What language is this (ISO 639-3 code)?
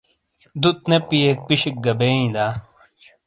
scl